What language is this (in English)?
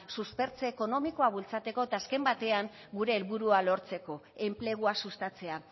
Basque